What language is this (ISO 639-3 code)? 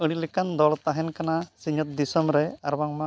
sat